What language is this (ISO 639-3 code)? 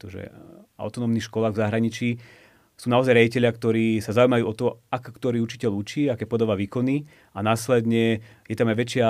slk